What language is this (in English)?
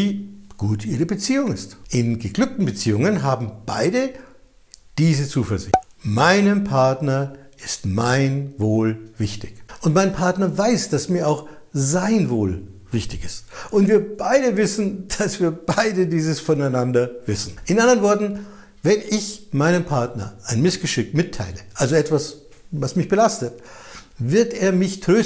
German